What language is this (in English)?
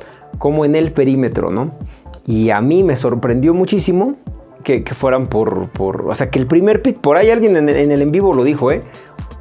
Spanish